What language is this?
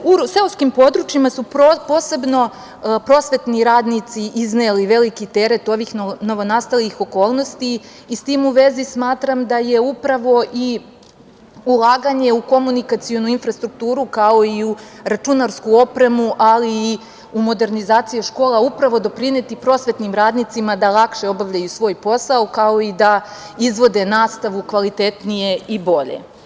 Serbian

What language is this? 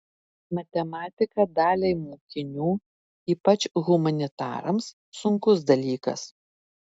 Lithuanian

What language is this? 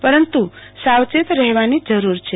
Gujarati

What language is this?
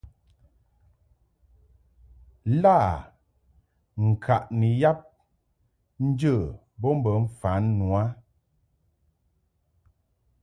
Mungaka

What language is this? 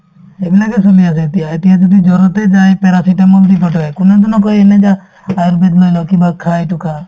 Assamese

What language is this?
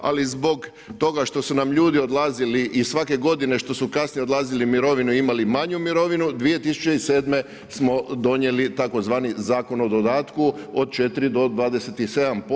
Croatian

